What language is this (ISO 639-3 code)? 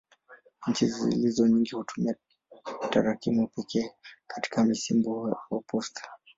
swa